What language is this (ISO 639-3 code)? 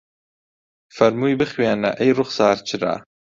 ckb